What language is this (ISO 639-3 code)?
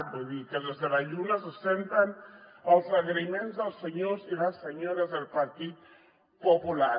cat